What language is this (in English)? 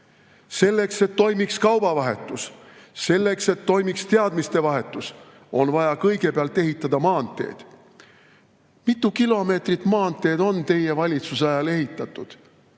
Estonian